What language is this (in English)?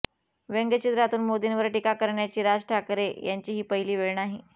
Marathi